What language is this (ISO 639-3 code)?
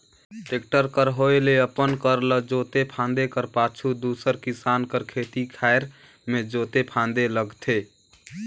hne